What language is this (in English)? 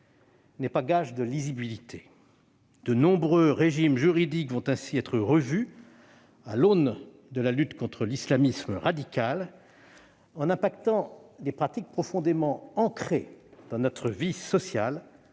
French